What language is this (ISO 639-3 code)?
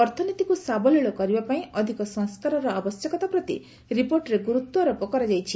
ori